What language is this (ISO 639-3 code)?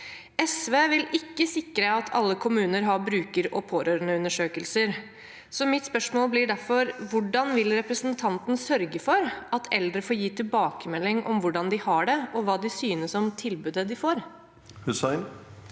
nor